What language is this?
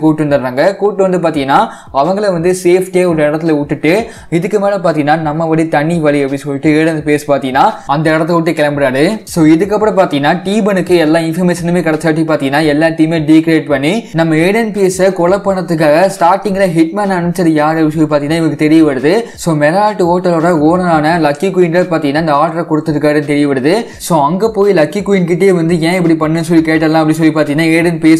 Korean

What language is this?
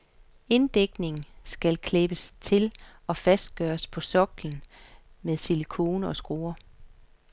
Danish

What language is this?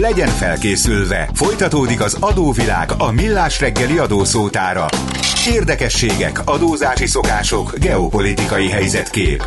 Hungarian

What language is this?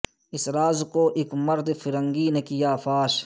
Urdu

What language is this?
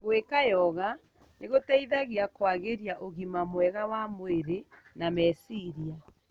Kikuyu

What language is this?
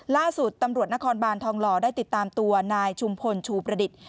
Thai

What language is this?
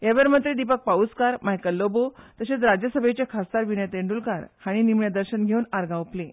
Konkani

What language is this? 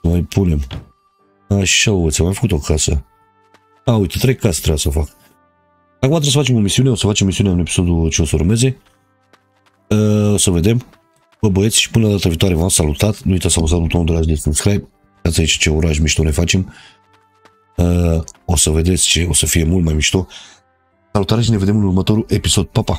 Romanian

